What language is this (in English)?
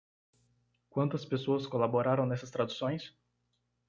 Portuguese